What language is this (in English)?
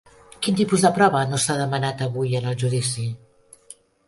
Catalan